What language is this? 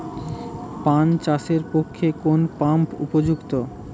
Bangla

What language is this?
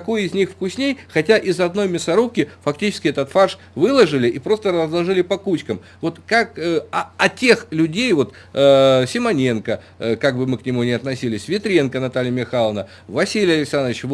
Russian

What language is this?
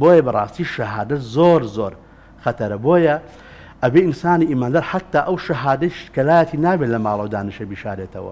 Arabic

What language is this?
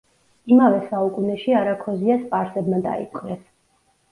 Georgian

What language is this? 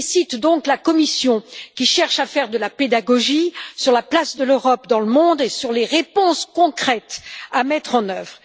French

